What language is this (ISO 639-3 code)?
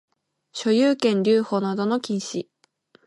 jpn